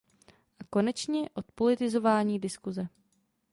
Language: Czech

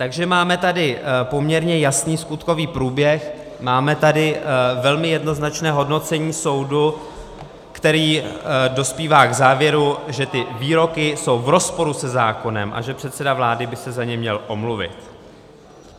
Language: Czech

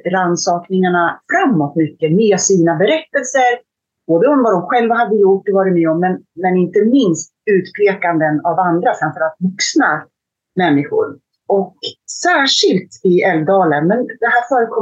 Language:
Swedish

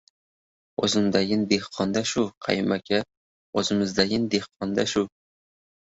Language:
Uzbek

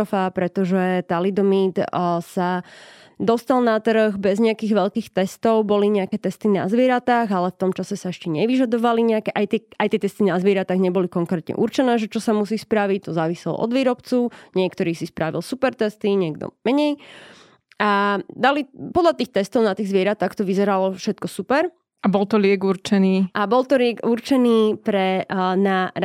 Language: Slovak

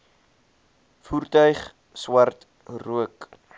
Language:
Afrikaans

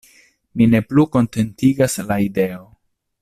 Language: Esperanto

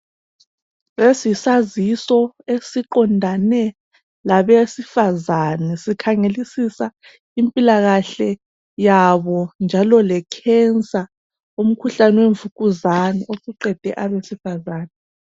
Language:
North Ndebele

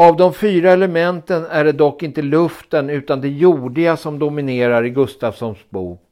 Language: Swedish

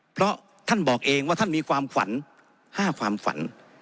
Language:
Thai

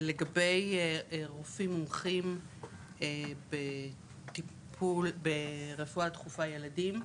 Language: Hebrew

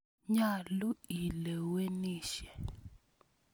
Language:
Kalenjin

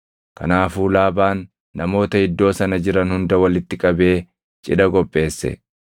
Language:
Oromo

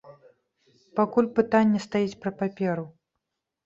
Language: Belarusian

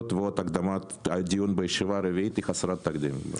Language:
Hebrew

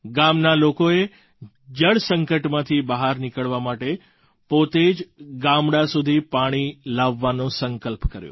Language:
Gujarati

